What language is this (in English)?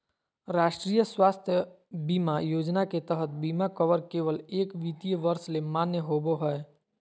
Magahi